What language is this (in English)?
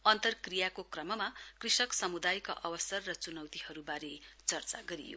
Nepali